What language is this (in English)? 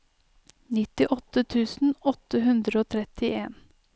Norwegian